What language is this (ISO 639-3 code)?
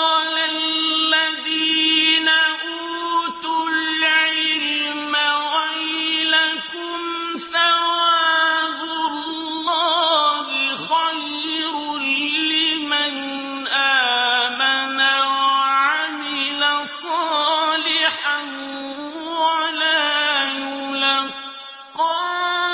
ara